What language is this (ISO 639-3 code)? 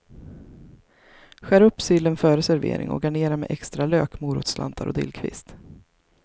swe